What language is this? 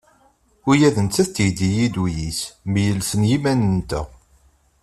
Kabyle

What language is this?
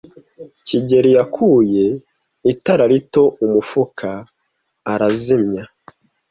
Kinyarwanda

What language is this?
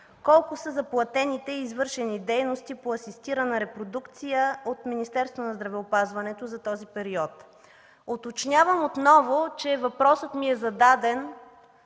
Bulgarian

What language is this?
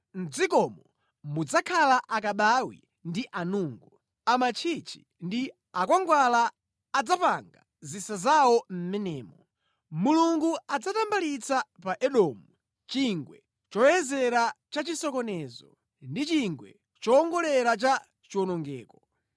Nyanja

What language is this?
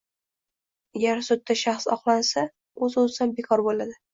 Uzbek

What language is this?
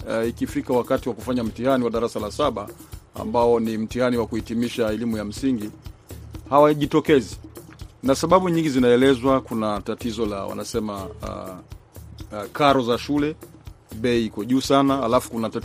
Swahili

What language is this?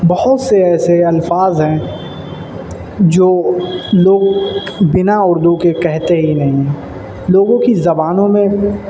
Urdu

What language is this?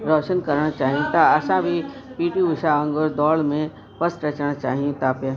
Sindhi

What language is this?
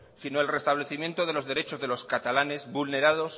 Spanish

